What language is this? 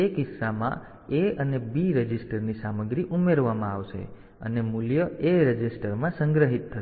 Gujarati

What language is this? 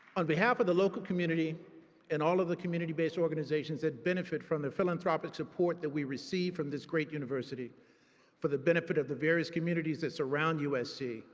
English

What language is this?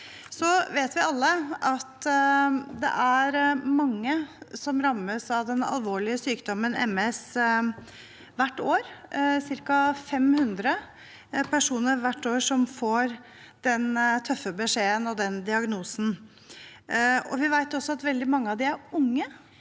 Norwegian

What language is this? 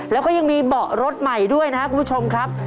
Thai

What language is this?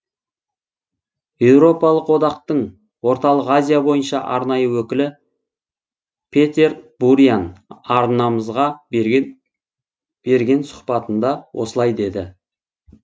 Kazakh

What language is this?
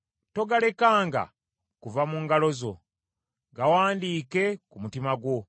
Ganda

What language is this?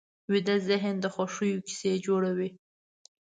Pashto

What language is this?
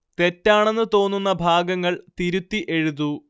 Malayalam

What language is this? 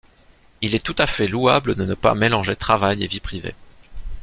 French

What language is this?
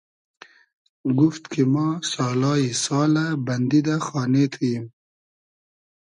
Hazaragi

